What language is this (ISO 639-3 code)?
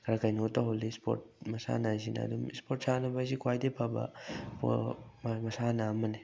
mni